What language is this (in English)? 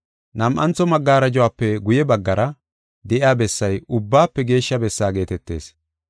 Gofa